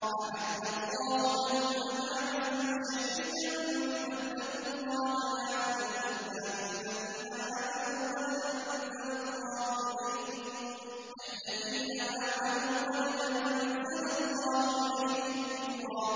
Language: Arabic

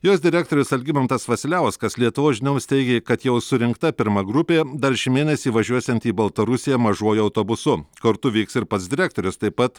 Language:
Lithuanian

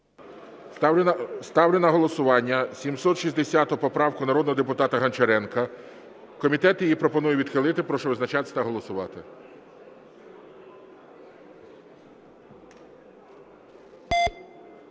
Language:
Ukrainian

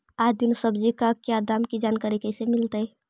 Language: Magahi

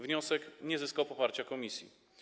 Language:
Polish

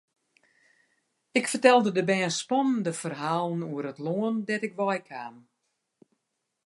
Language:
Western Frisian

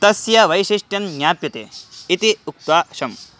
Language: Sanskrit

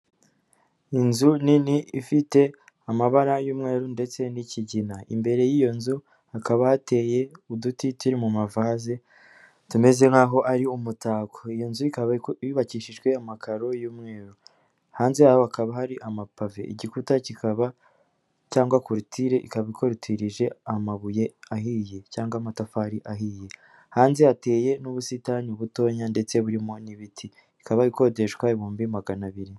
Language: Kinyarwanda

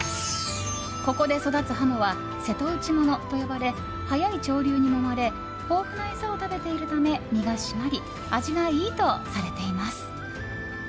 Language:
Japanese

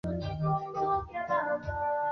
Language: Swahili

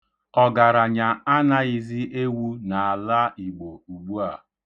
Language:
Igbo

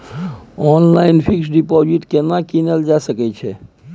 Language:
Maithili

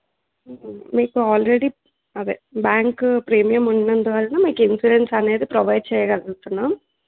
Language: Telugu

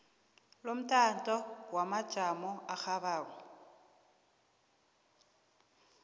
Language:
South Ndebele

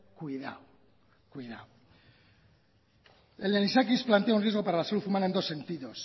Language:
Spanish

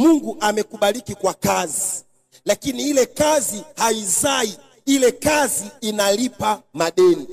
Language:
Swahili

